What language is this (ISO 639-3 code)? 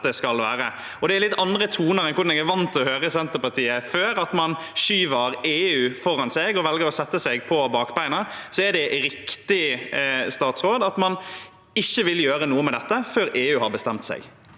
nor